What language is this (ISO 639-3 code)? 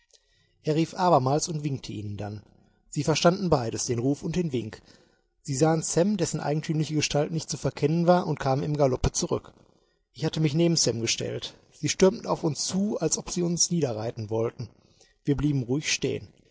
deu